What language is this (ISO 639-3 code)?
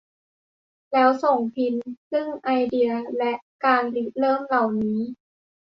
tha